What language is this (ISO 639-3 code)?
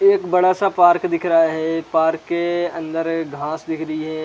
hin